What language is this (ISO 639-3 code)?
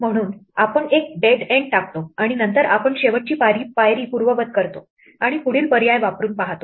mar